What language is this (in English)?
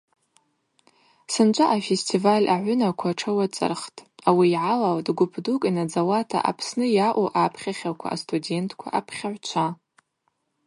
Abaza